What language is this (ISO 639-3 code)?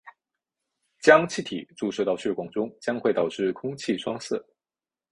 zho